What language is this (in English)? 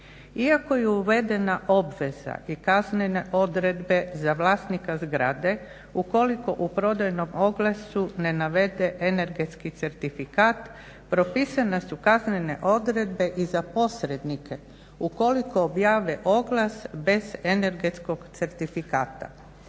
Croatian